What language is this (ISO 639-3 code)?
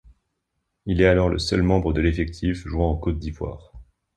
fra